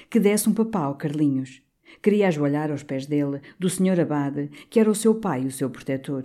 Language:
Portuguese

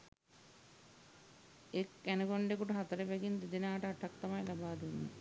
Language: Sinhala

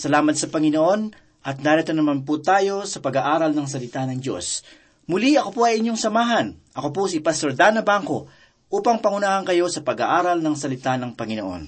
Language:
Filipino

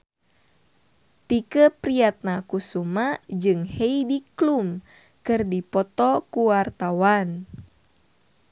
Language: Sundanese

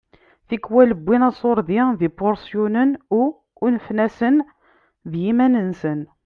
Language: Kabyle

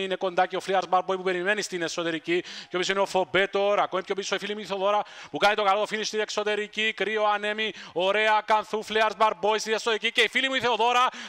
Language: Greek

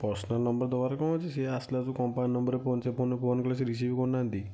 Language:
Odia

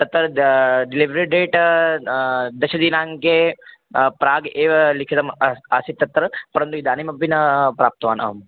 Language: Sanskrit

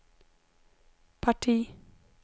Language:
Swedish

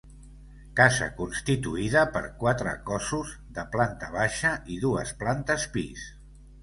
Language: Catalan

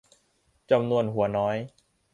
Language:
Thai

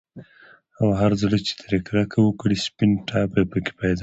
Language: Pashto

